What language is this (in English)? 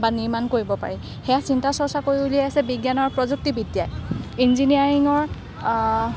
Assamese